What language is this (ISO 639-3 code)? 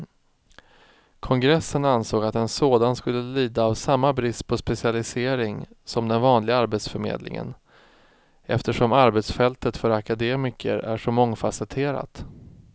swe